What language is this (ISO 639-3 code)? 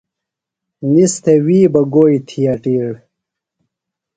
phl